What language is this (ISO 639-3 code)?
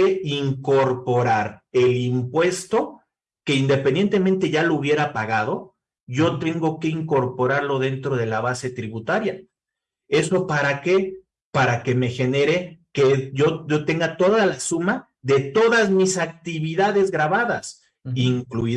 spa